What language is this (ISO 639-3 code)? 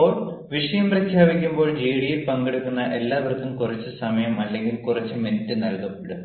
mal